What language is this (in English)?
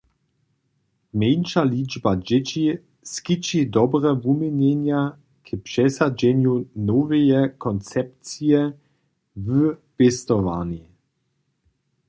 Upper Sorbian